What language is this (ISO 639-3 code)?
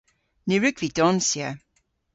cor